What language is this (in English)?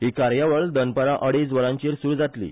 Konkani